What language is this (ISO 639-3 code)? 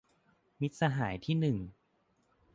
tha